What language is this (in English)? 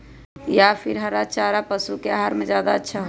Magahi